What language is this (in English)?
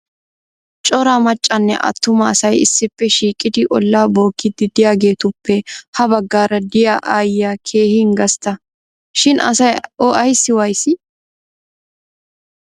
Wolaytta